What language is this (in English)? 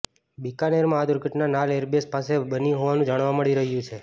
Gujarati